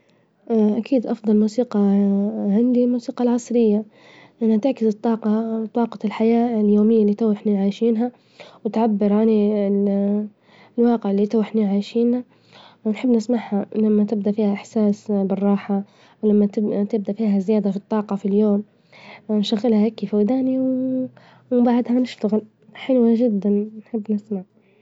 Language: Libyan Arabic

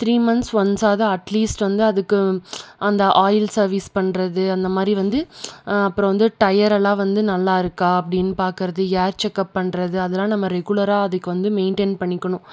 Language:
Tamil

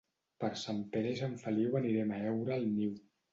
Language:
Catalan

